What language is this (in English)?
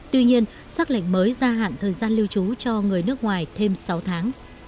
Vietnamese